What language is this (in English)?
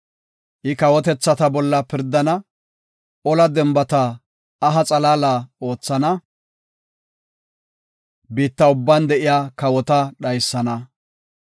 Gofa